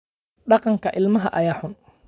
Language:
Somali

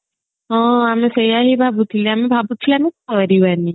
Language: Odia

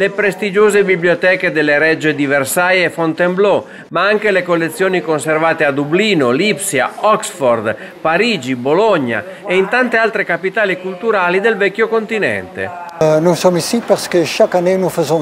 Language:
Italian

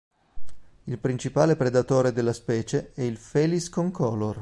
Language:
Italian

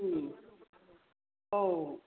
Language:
Bodo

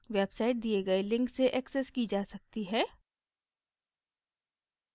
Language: Hindi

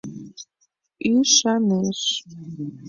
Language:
Mari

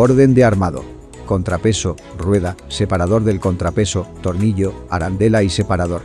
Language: Spanish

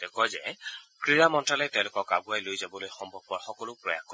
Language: Assamese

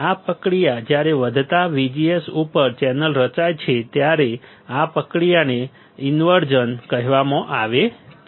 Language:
Gujarati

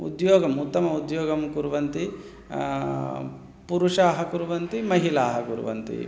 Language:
Sanskrit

